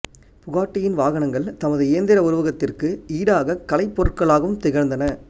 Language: Tamil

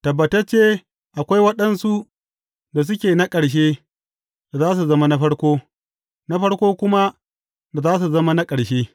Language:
Hausa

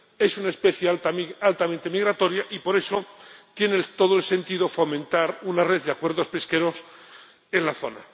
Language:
Spanish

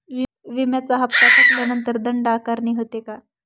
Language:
Marathi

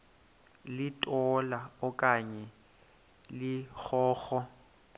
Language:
Xhosa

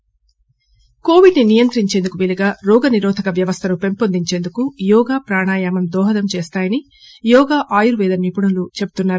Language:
Telugu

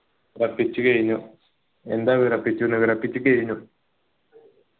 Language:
Malayalam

